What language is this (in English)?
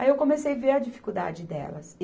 Portuguese